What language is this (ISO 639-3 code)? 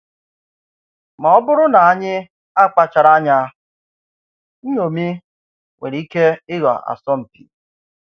ibo